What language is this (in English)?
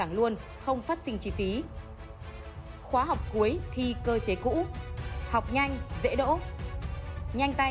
Vietnamese